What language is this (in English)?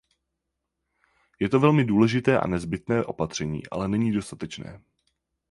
Czech